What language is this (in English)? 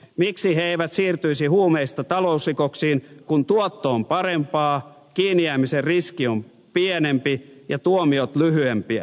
Finnish